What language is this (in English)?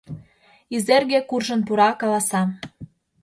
Mari